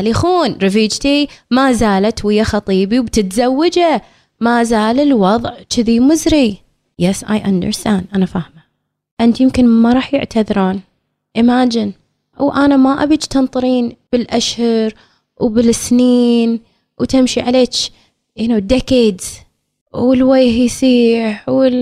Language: Arabic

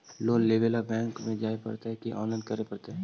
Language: Magahi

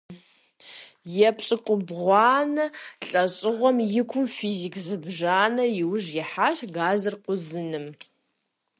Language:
Kabardian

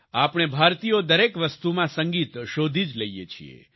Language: Gujarati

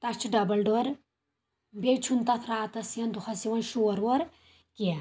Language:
Kashmiri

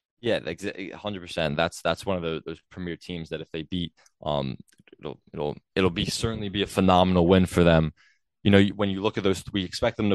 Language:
English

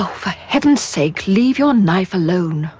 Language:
English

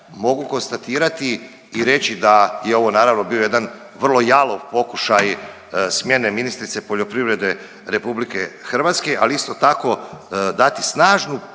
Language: Croatian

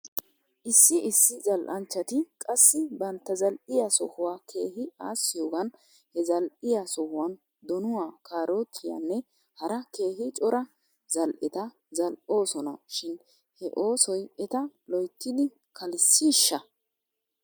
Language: Wolaytta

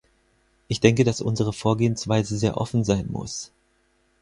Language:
German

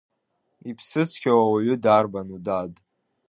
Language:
Abkhazian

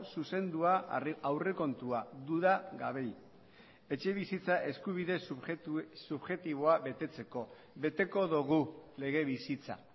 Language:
Basque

